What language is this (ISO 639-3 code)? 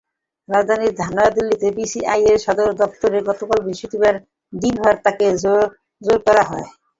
ben